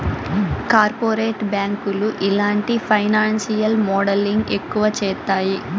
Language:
Telugu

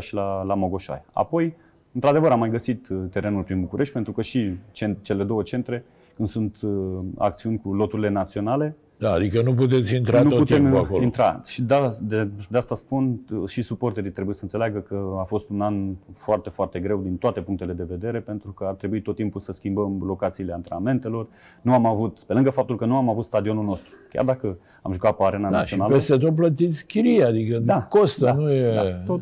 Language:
Romanian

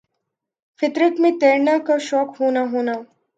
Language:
Urdu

